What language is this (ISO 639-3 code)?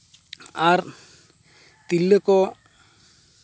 sat